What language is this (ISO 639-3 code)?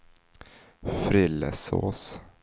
swe